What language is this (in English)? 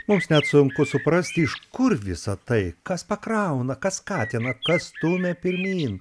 Lithuanian